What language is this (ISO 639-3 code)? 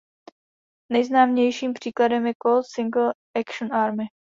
ces